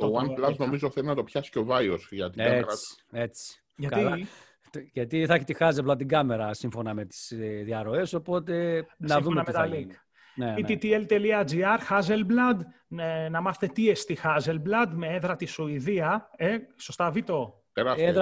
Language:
Greek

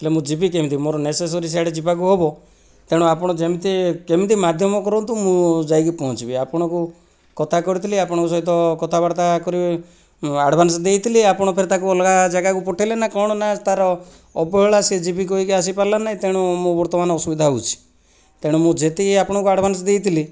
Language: Odia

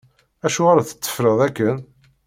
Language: Kabyle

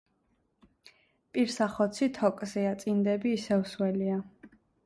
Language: Georgian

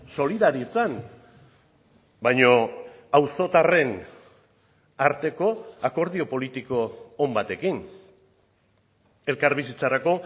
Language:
Basque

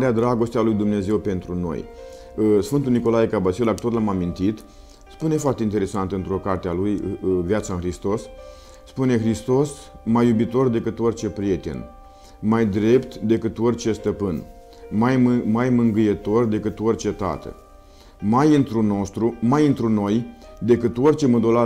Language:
Romanian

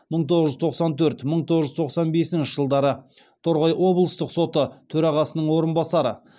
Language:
Kazakh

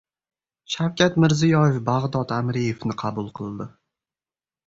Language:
Uzbek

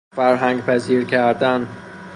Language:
Persian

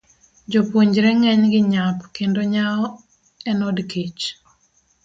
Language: Luo (Kenya and Tanzania)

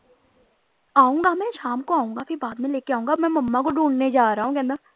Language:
Punjabi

